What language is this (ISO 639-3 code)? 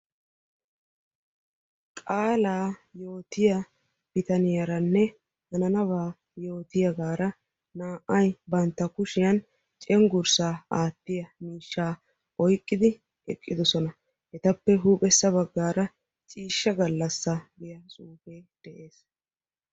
wal